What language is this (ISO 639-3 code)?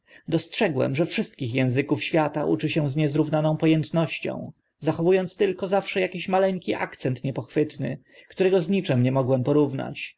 pol